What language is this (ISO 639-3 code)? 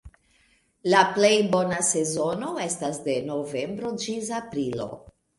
epo